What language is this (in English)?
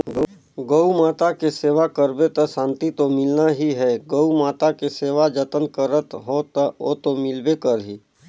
Chhattisgarhi